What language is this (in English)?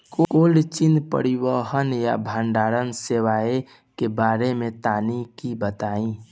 Bhojpuri